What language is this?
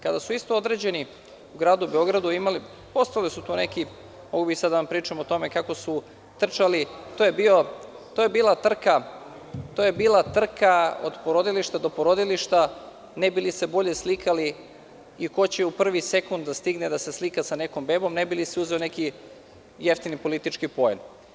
Serbian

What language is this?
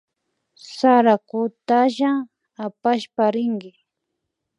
Imbabura Highland Quichua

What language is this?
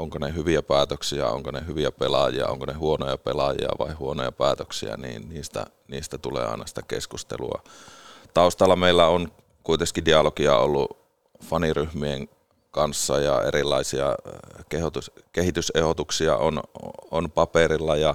Finnish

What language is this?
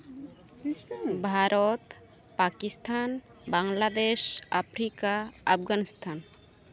Santali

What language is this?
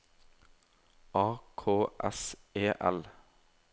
Norwegian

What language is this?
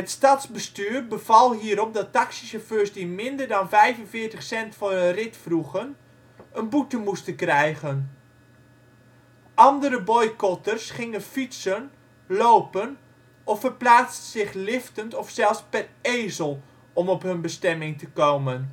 Dutch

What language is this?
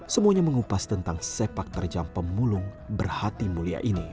Indonesian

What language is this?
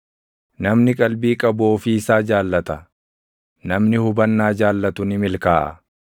Oromo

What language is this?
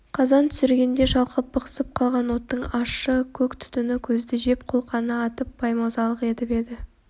Kazakh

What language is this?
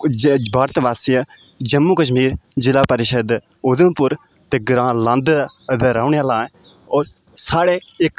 Dogri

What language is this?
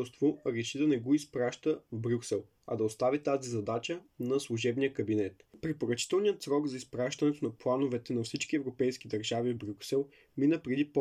Bulgarian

